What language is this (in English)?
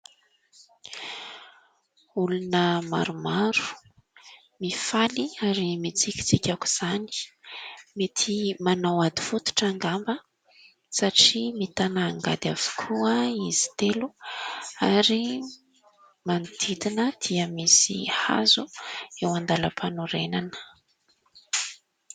Malagasy